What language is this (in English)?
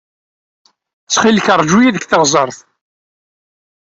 Kabyle